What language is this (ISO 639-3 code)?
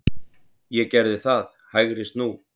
isl